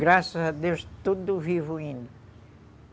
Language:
Portuguese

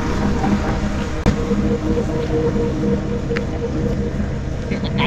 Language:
Thai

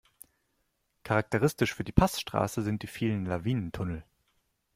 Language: German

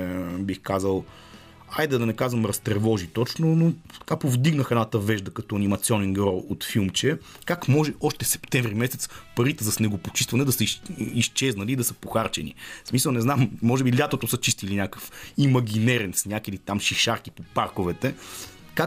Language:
Bulgarian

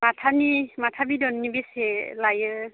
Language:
Bodo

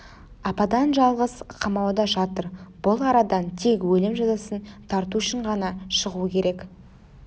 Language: Kazakh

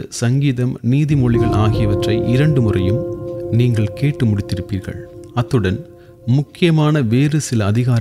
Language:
Tamil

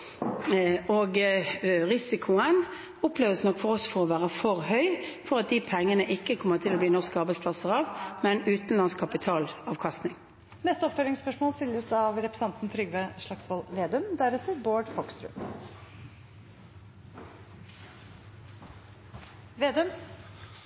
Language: Norwegian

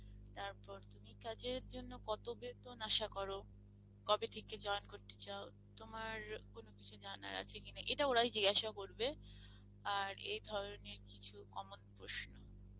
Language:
Bangla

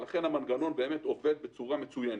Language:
Hebrew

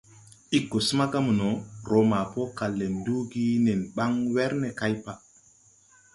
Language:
Tupuri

